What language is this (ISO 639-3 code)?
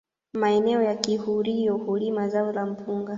swa